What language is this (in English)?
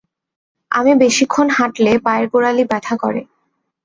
Bangla